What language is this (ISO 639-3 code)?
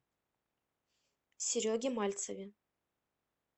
rus